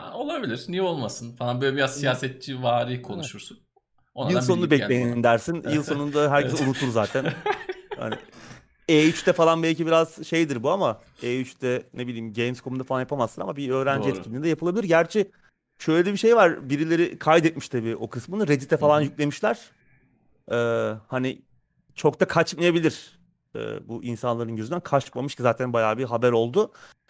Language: Turkish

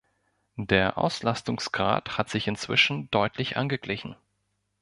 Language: German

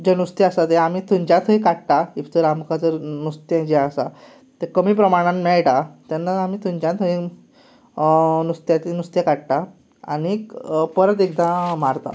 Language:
Konkani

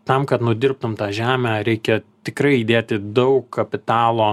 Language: Lithuanian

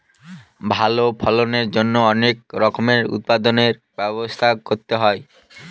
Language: Bangla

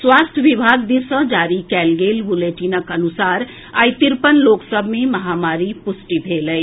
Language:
Maithili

